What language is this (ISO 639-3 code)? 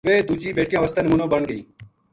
gju